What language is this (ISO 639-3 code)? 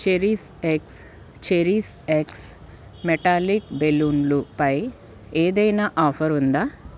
tel